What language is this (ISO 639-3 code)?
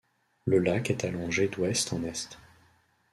fra